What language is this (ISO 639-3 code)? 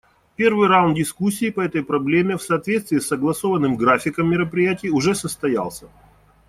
rus